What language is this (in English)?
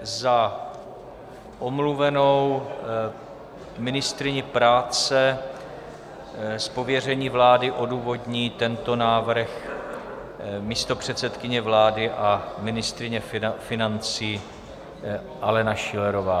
Czech